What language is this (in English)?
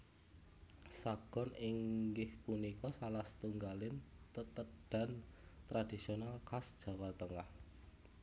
Javanese